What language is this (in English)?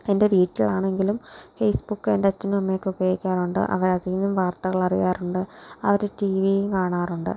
Malayalam